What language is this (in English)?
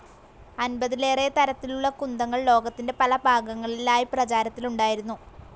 Malayalam